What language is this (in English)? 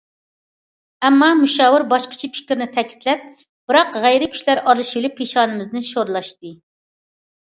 Uyghur